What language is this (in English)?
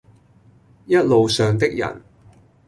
Cantonese